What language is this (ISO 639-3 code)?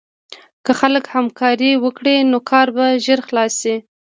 pus